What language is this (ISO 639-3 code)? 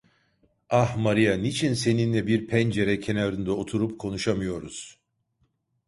tur